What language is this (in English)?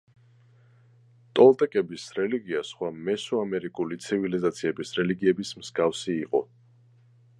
Georgian